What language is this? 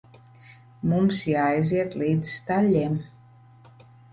Latvian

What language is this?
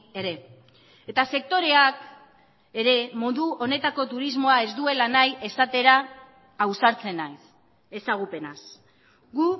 Basque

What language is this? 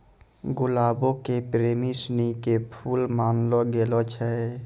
Maithili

